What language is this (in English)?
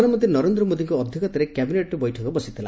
Odia